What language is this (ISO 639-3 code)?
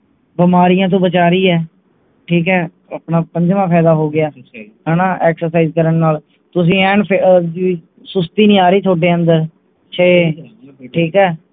pan